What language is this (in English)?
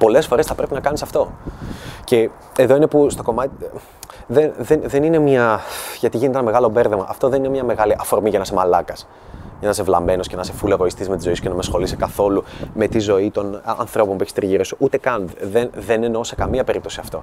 Greek